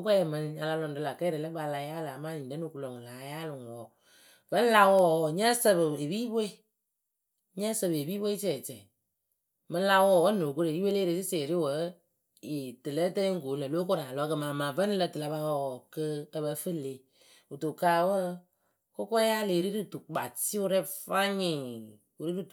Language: Akebu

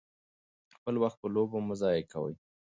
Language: Pashto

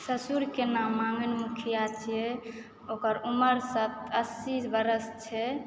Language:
Maithili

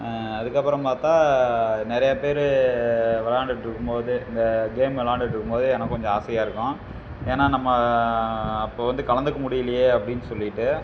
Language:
Tamil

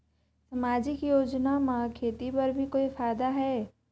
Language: Chhattisgarhi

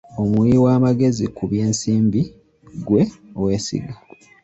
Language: Ganda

